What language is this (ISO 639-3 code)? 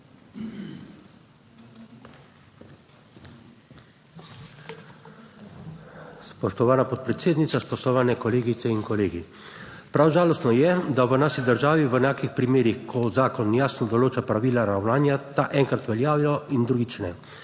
slv